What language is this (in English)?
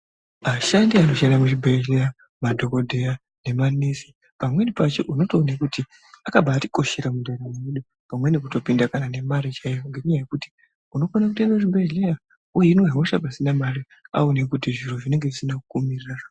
Ndau